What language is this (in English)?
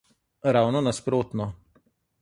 Slovenian